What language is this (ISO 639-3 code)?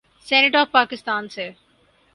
urd